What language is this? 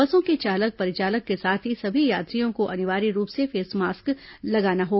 Hindi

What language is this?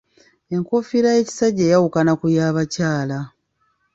Ganda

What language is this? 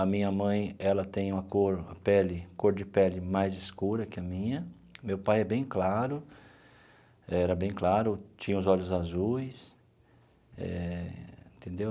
Portuguese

